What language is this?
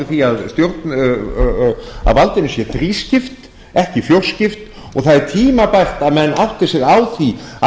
Icelandic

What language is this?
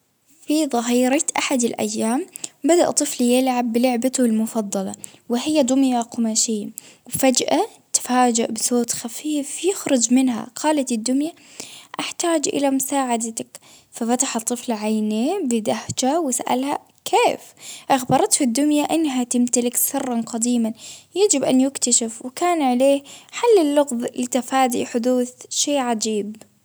Baharna Arabic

